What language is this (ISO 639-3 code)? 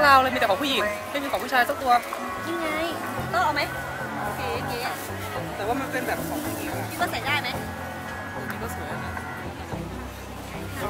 tha